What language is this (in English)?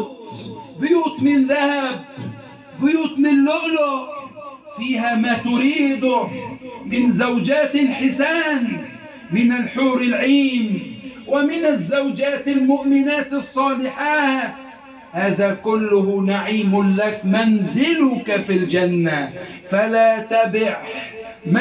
Arabic